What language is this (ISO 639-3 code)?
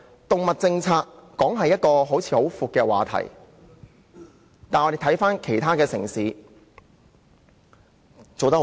yue